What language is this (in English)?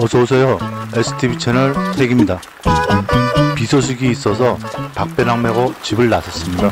Korean